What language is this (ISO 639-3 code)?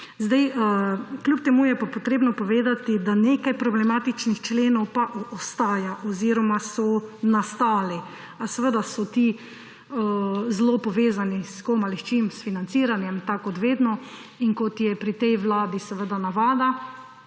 slv